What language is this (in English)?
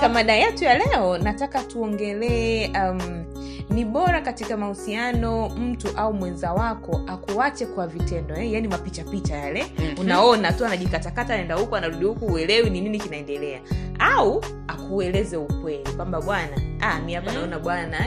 Swahili